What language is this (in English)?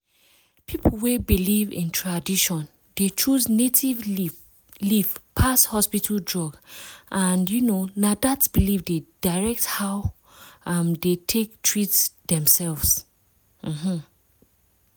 Nigerian Pidgin